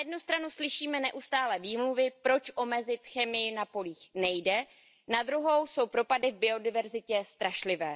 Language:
Czech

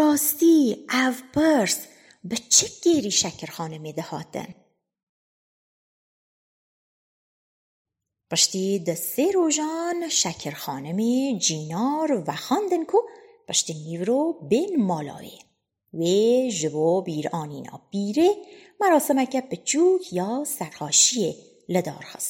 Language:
Persian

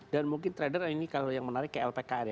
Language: Indonesian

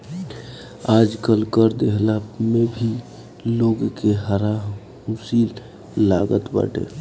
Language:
Bhojpuri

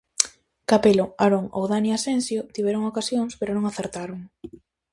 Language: Galician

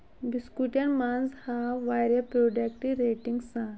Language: Kashmiri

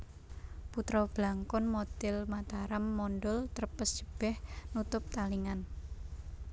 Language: Javanese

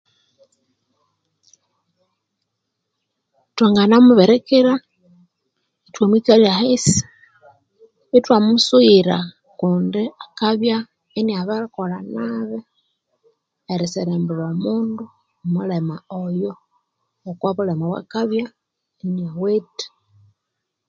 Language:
Konzo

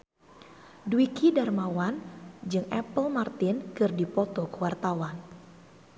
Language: Sundanese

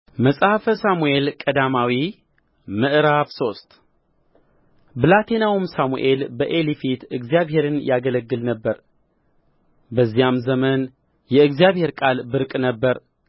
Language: Amharic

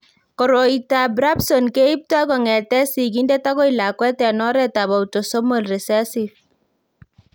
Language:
Kalenjin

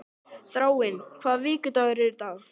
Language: Icelandic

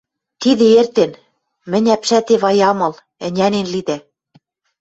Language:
Western Mari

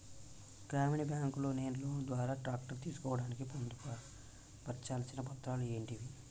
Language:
Telugu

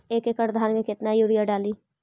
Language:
Magahi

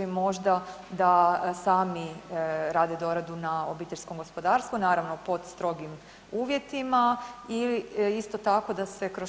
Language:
Croatian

